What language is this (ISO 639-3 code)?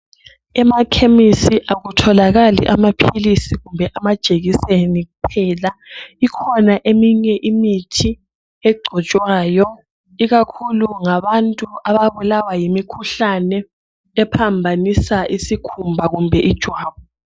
nde